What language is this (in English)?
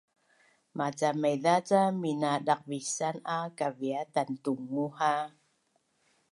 Bunun